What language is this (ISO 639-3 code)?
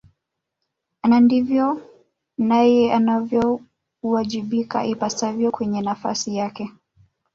swa